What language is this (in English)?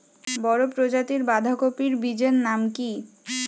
Bangla